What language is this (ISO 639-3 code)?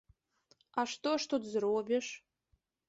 bel